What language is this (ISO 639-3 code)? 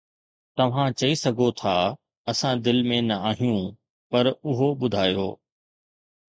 snd